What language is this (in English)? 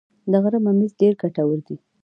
Pashto